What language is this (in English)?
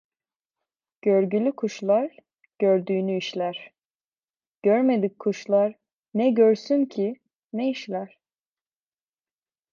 Turkish